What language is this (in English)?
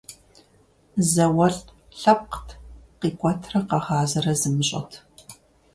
Kabardian